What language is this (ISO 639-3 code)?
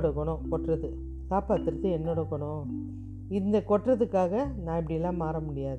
tam